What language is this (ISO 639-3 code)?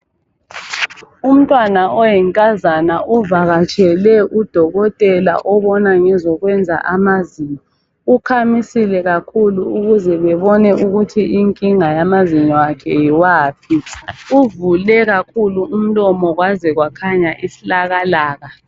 nde